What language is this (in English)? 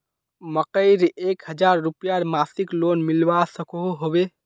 Magahi